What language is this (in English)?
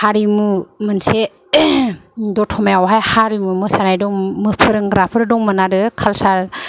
Bodo